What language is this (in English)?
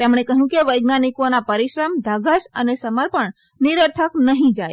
Gujarati